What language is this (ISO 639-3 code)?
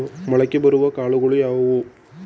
kan